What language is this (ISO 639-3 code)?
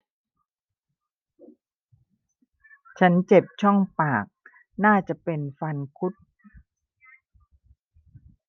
tha